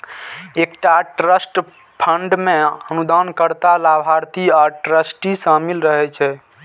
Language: Maithili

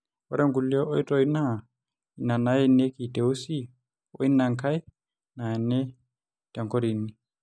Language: Masai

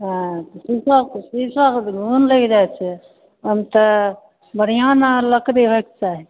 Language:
Maithili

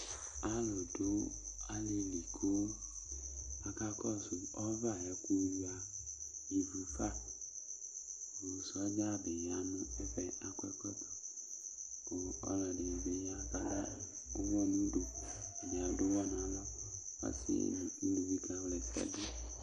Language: Ikposo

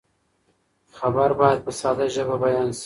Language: Pashto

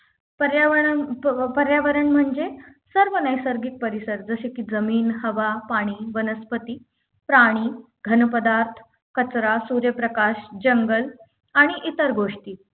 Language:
Marathi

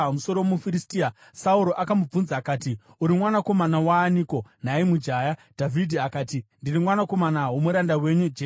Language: Shona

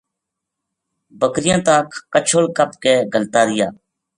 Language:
Gujari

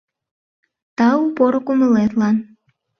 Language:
Mari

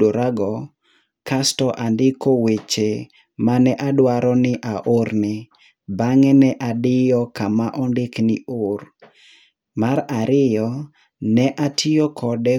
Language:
Luo (Kenya and Tanzania)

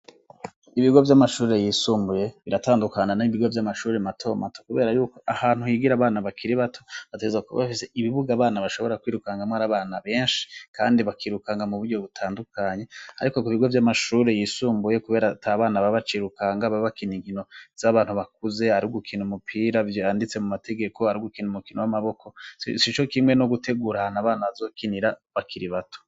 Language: Rundi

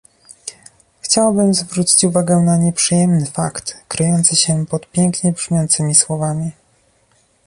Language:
Polish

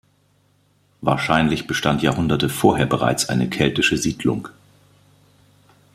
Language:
German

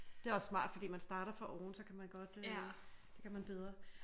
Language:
Danish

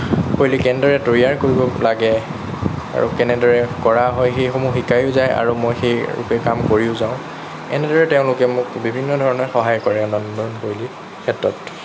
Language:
Assamese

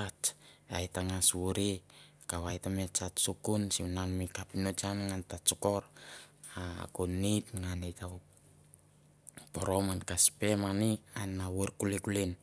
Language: Mandara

